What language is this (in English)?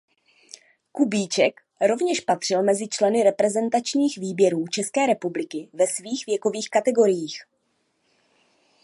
Czech